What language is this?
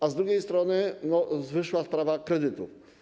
Polish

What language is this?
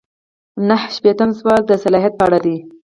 Pashto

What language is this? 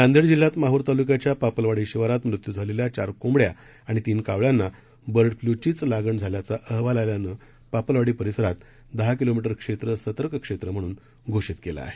Marathi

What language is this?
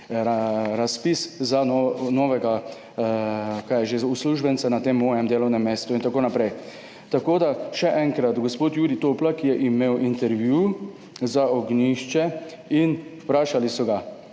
Slovenian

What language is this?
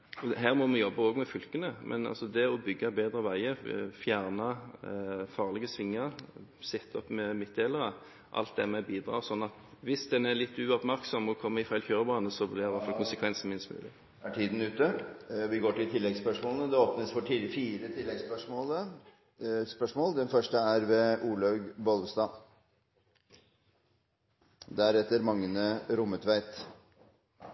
Norwegian Bokmål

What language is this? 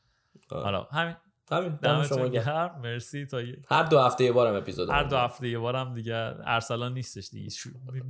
Persian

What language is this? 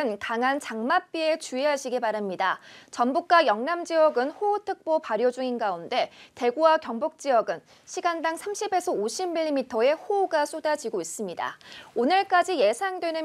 Korean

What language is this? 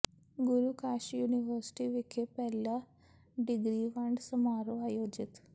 Punjabi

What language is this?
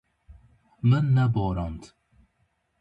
Kurdish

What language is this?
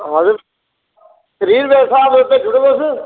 Dogri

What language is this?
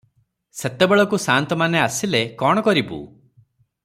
Odia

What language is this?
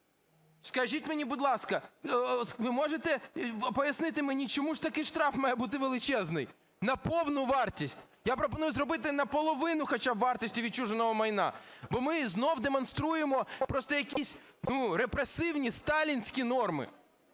Ukrainian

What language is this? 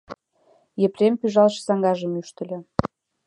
Mari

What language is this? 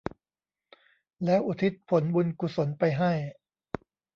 Thai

